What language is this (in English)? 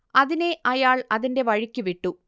Malayalam